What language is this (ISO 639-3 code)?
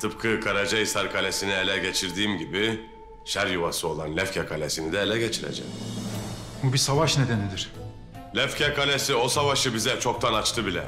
tur